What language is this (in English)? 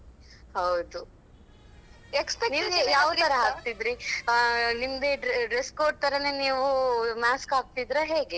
Kannada